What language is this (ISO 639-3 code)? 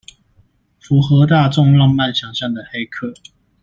zho